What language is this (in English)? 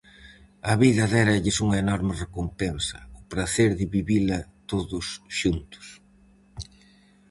Galician